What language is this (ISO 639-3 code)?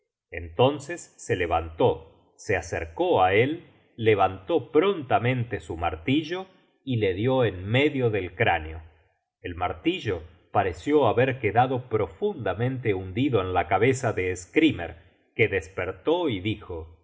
spa